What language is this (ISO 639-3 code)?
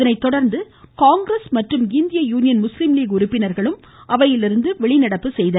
tam